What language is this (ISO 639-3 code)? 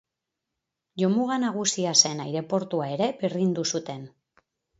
eus